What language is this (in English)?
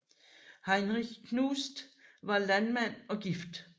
Danish